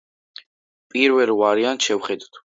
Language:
Georgian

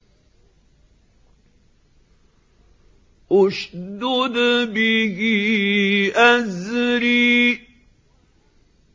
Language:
Arabic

